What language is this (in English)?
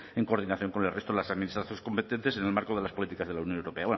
Spanish